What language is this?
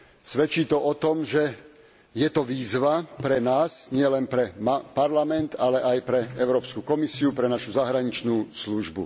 Slovak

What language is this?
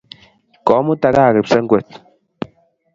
Kalenjin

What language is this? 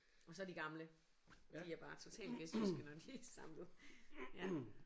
Danish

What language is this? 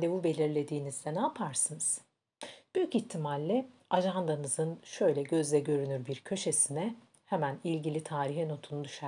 Turkish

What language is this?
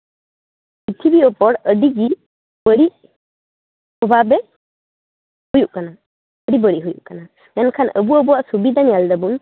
Santali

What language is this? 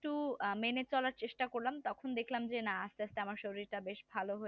Bangla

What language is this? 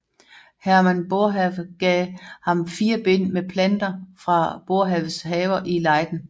Danish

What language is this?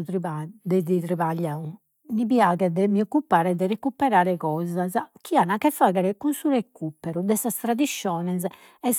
Sardinian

